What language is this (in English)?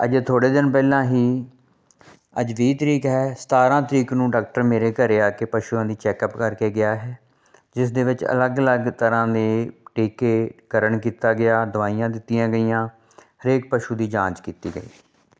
Punjabi